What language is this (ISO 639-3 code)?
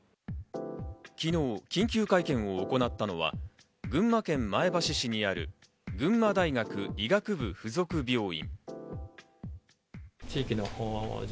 jpn